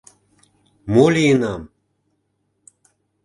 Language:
Mari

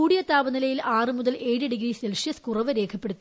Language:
Malayalam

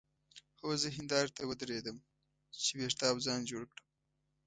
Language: Pashto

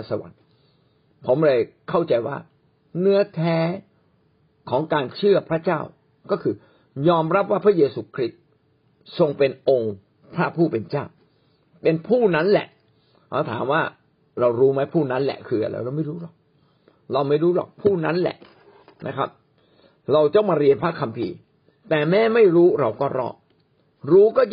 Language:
Thai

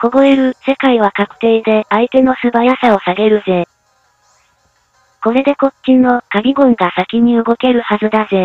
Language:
Japanese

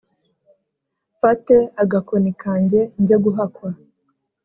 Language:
Kinyarwanda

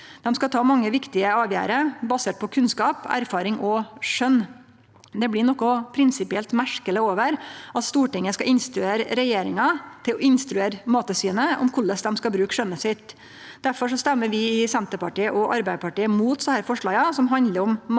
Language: Norwegian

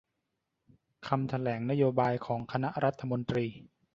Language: Thai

